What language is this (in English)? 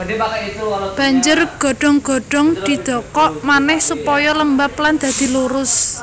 Javanese